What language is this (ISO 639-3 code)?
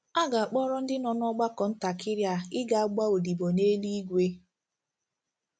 ibo